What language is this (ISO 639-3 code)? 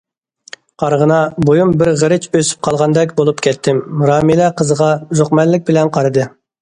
uig